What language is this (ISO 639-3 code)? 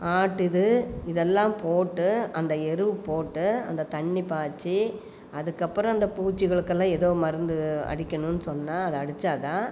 tam